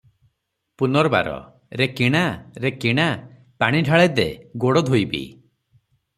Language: Odia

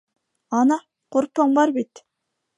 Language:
Bashkir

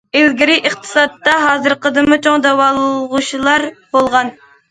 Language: Uyghur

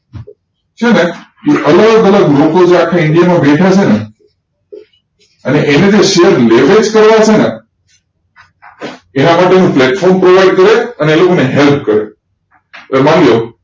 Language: Gujarati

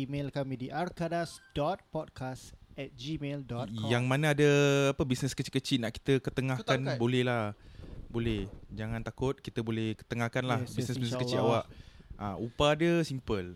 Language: Malay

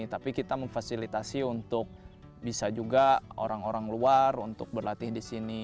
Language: Indonesian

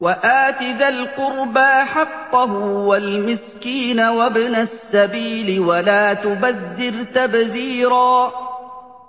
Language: Arabic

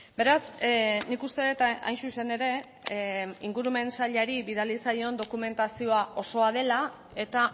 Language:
Basque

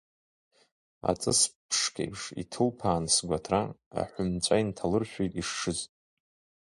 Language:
Abkhazian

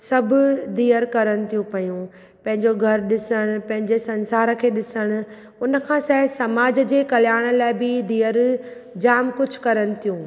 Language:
Sindhi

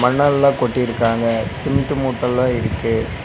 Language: Tamil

